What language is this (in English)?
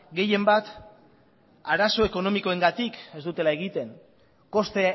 Basque